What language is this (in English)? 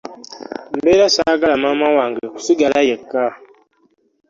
Ganda